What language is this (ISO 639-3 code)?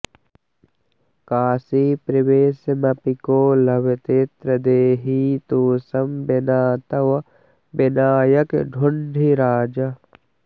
san